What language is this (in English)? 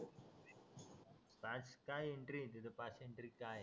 Marathi